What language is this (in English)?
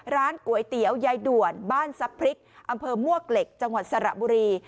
Thai